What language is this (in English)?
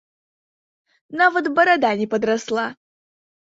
Belarusian